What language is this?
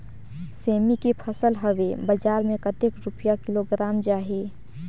Chhattisgarhi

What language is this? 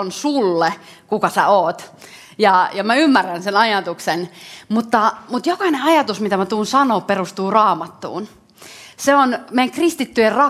Finnish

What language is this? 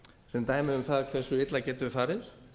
Icelandic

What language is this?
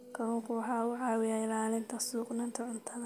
Somali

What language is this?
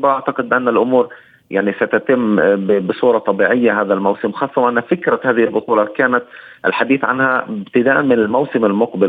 Arabic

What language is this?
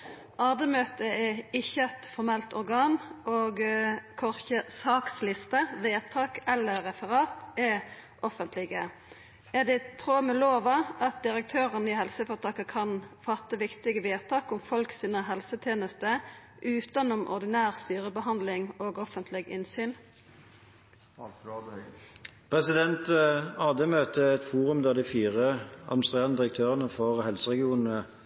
Norwegian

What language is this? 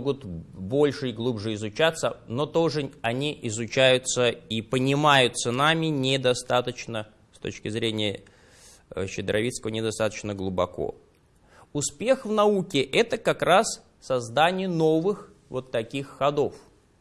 Russian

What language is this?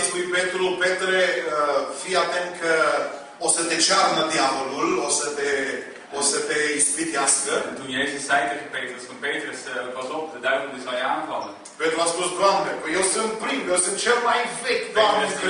Romanian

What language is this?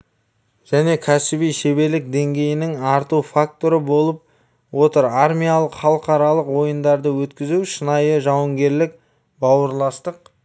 Kazakh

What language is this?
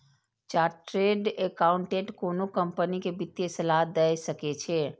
Maithili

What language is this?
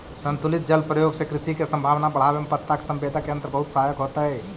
Magahi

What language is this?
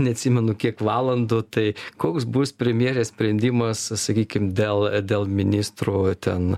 Lithuanian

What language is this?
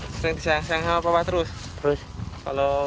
Indonesian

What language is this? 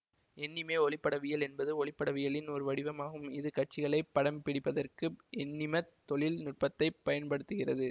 Tamil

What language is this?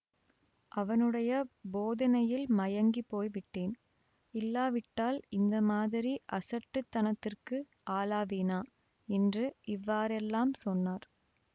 Tamil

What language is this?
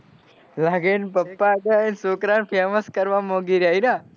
Gujarati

